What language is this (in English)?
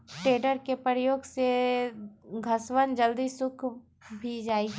Magahi